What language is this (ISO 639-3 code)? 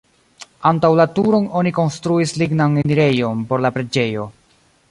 epo